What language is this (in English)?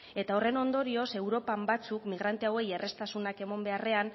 Basque